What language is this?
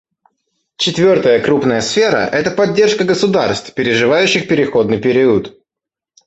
Russian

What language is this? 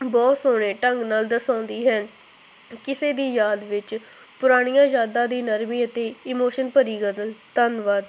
Punjabi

